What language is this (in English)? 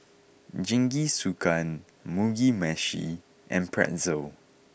English